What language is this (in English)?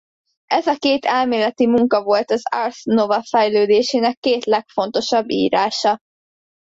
Hungarian